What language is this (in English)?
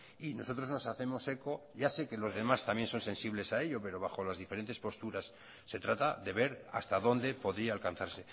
Spanish